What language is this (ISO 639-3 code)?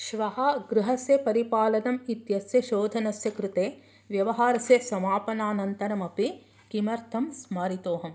san